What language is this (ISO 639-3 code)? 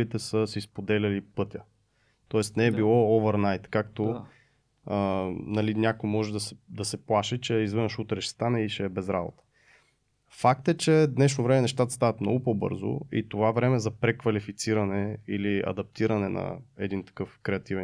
bul